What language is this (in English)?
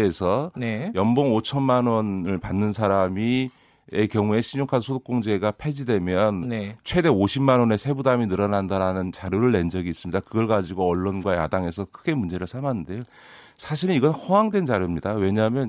Korean